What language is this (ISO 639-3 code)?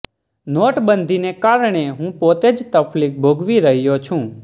guj